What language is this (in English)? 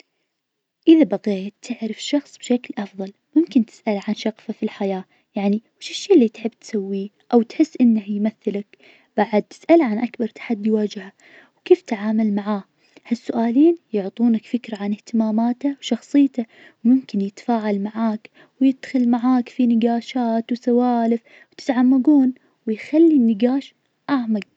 Najdi Arabic